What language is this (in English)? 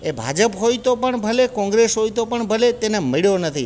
Gujarati